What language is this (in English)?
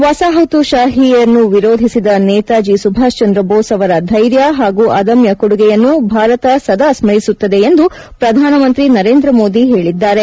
Kannada